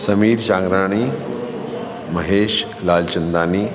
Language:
Sindhi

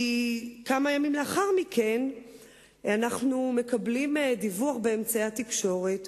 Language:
Hebrew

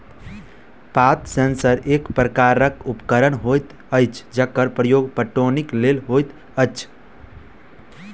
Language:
Maithili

